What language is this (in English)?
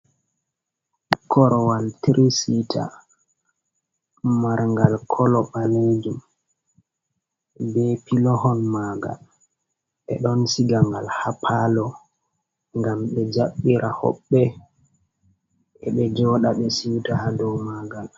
Fula